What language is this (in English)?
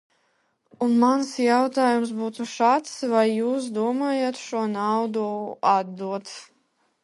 Latvian